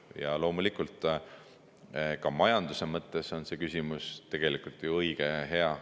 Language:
Estonian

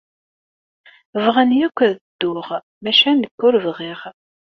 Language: Kabyle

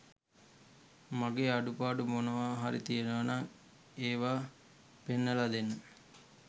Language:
Sinhala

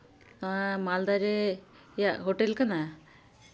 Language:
Santali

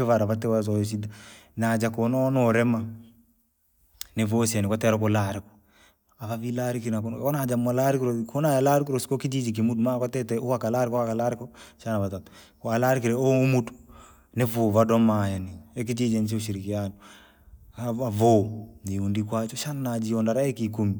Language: Langi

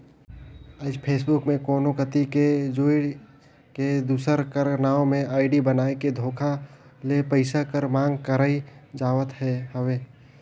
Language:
Chhattisgarhi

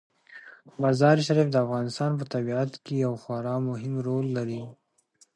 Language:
Pashto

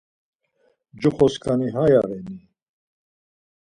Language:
Laz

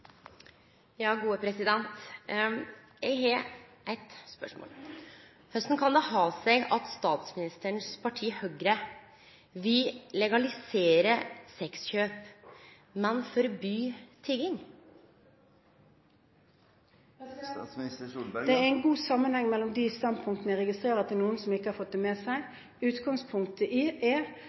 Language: Norwegian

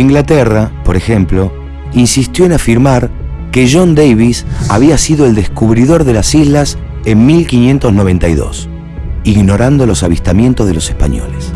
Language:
Spanish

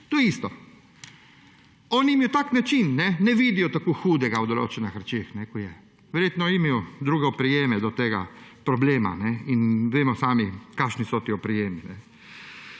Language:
Slovenian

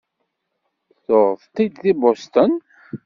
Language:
Kabyle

